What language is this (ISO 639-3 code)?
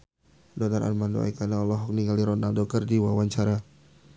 sun